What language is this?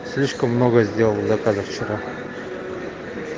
Russian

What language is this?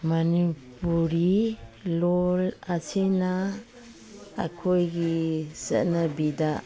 Manipuri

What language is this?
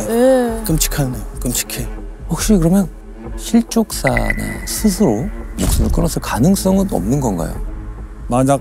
Korean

